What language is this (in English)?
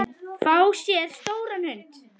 Icelandic